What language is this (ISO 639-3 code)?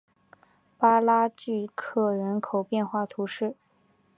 zho